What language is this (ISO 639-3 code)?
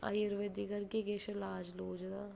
doi